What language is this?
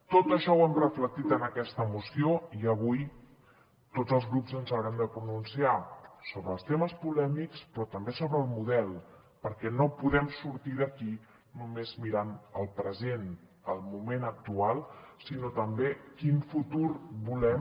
Catalan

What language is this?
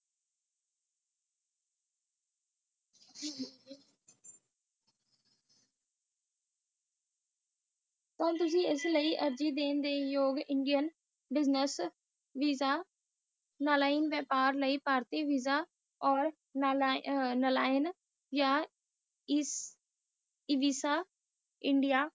Punjabi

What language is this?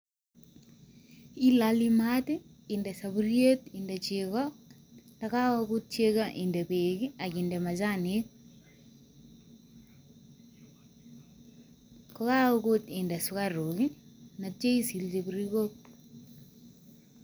Kalenjin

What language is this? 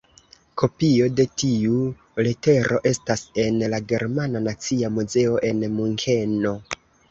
Esperanto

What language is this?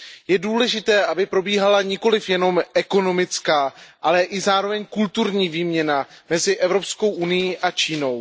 Czech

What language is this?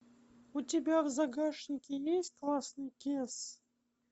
Russian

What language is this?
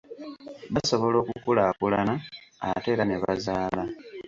Ganda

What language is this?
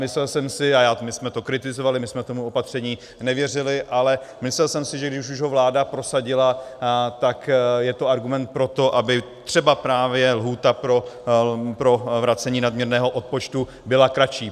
Czech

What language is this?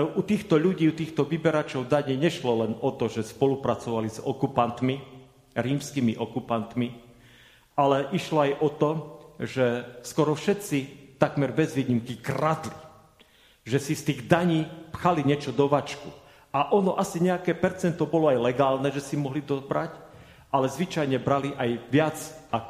Slovak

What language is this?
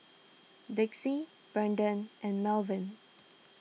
English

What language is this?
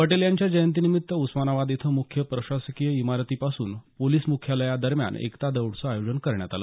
Marathi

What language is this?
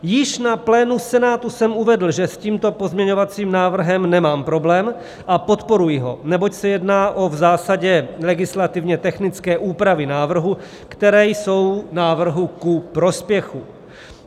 Czech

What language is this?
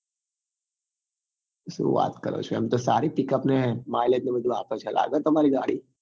Gujarati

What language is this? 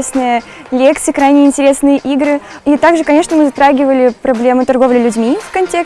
Russian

